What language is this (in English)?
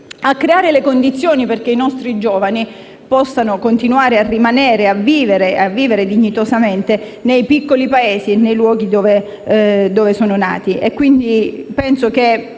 Italian